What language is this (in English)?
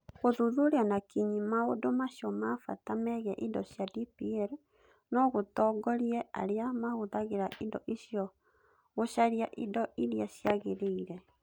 Kikuyu